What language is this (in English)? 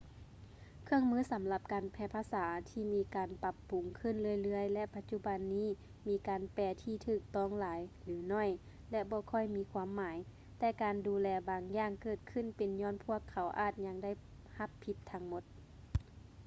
Lao